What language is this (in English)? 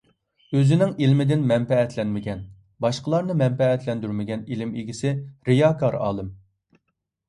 Uyghur